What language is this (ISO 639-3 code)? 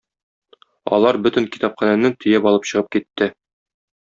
tat